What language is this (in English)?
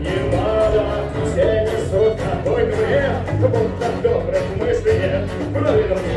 Ukrainian